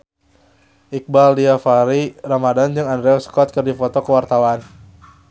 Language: Sundanese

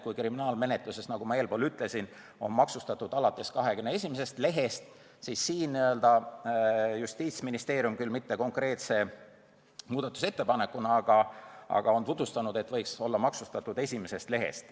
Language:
Estonian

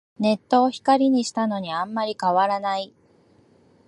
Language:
Japanese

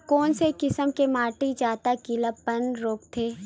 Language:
Chhattisgarhi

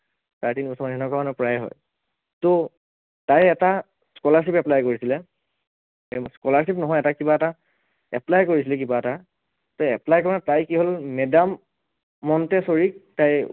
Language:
Assamese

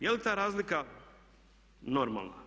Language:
Croatian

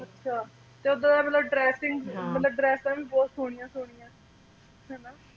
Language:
Punjabi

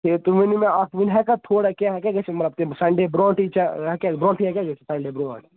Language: Kashmiri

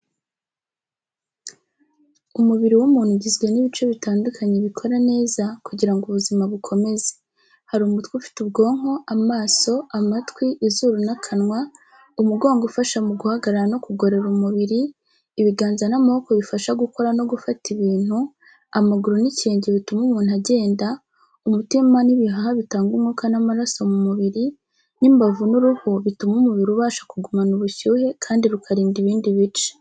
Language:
Kinyarwanda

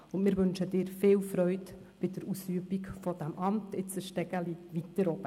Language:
Swiss German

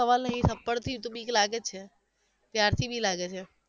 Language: Gujarati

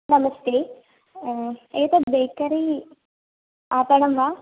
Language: Sanskrit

